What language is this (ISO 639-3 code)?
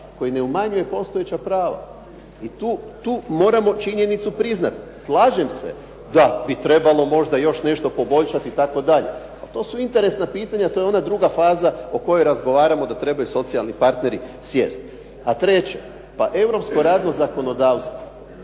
hrv